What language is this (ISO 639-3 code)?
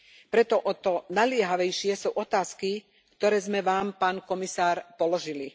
slk